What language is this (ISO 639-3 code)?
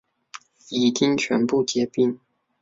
zho